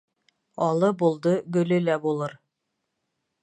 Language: Bashkir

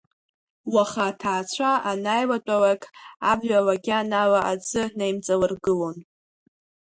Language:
Abkhazian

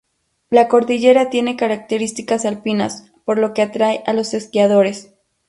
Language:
Spanish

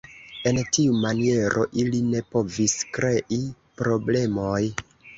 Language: Esperanto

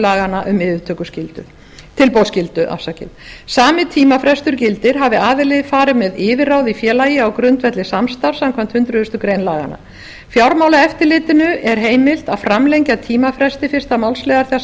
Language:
Icelandic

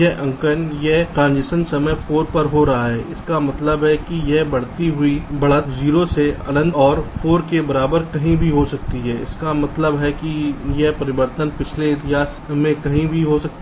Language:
Hindi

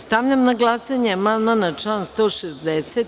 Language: Serbian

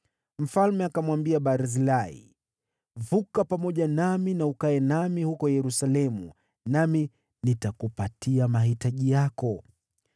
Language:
Swahili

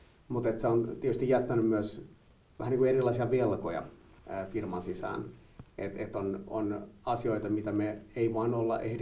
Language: Finnish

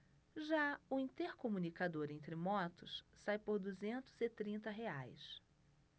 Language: Portuguese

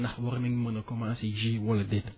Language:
Wolof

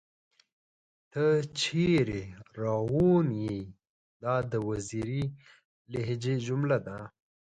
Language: Pashto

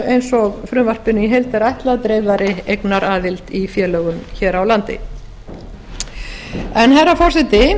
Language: Icelandic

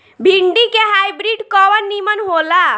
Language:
Bhojpuri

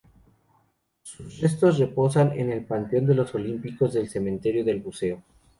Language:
Spanish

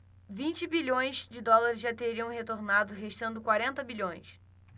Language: Portuguese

